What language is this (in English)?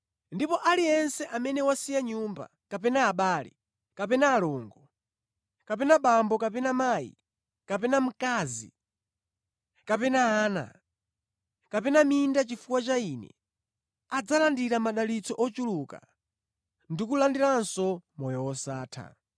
Nyanja